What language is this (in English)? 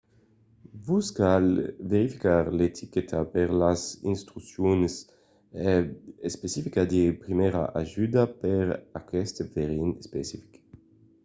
Occitan